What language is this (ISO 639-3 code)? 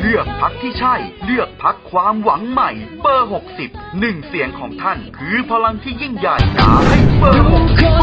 tha